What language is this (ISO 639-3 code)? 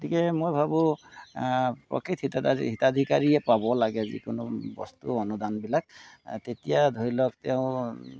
asm